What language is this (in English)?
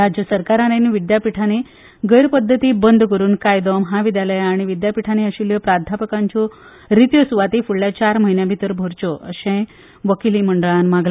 Konkani